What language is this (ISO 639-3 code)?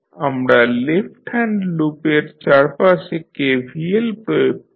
ben